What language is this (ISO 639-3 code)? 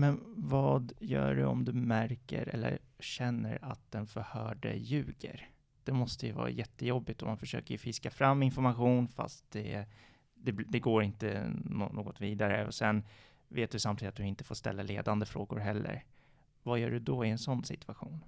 swe